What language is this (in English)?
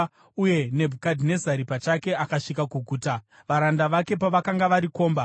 Shona